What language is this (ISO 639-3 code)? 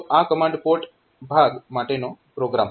guj